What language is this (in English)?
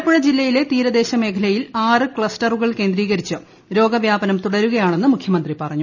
Malayalam